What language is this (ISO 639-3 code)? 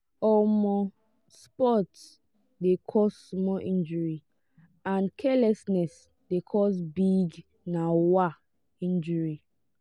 pcm